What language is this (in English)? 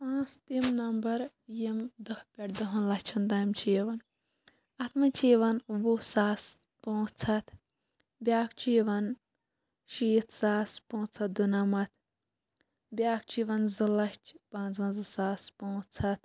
Kashmiri